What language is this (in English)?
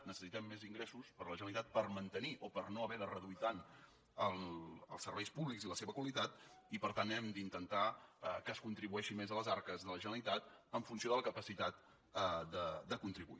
Catalan